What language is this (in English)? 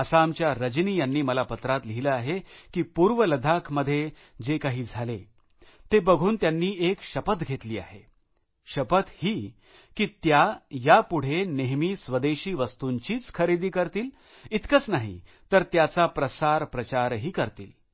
Marathi